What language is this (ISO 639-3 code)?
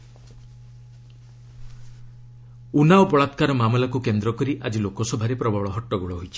ori